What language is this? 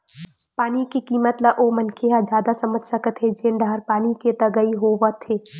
Chhattisgarhi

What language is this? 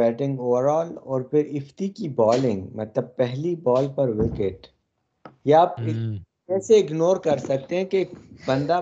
Urdu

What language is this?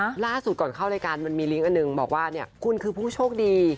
Thai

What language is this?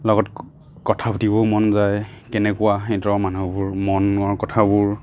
Assamese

